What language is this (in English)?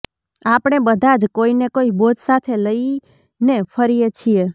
Gujarati